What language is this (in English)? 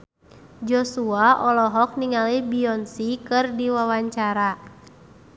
Sundanese